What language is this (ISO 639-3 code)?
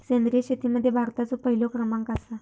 mar